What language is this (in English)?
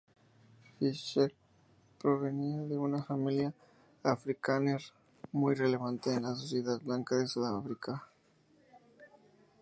Spanish